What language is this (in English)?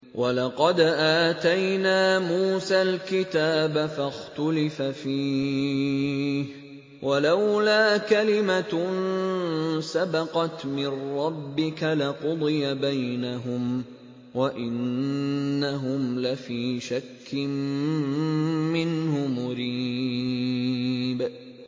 Arabic